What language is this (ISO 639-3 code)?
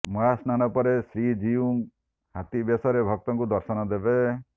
ori